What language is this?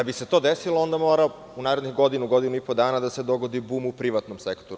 Serbian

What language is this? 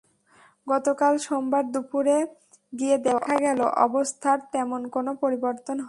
Bangla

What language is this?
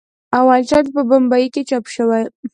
Pashto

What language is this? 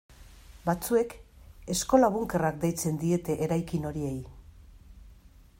Basque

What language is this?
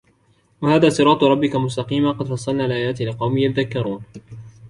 Arabic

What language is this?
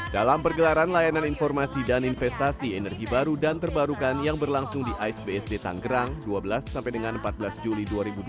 Indonesian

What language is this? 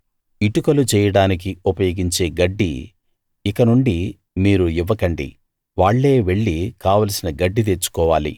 Telugu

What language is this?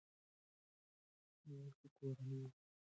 Pashto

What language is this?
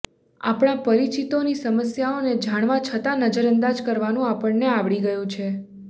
Gujarati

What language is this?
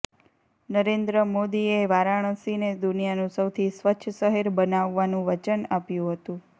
Gujarati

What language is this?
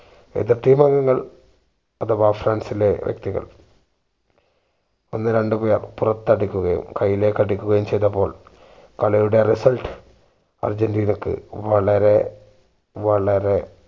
Malayalam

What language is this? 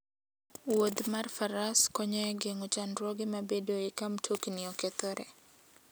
Luo (Kenya and Tanzania)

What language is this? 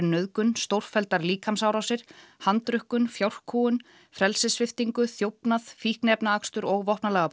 Icelandic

